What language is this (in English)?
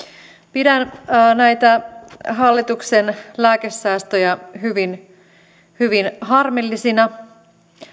Finnish